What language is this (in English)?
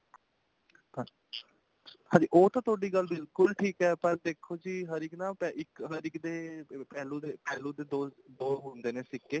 Punjabi